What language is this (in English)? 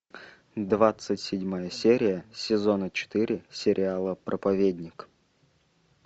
Russian